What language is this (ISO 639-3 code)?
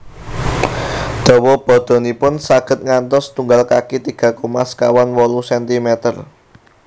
jav